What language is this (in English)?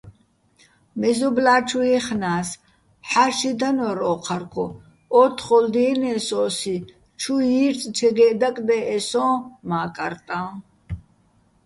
Bats